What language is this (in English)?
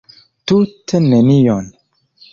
Esperanto